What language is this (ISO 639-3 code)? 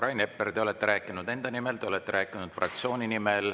est